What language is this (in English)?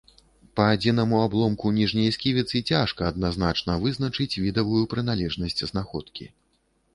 Belarusian